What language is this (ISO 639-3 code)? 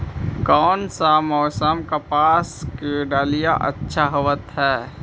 mag